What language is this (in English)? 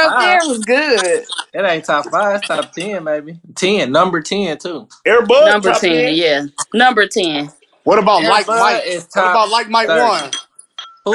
English